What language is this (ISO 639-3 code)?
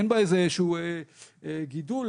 heb